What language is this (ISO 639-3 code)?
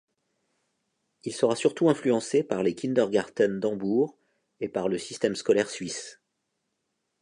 fra